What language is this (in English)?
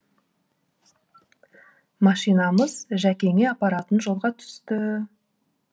Kazakh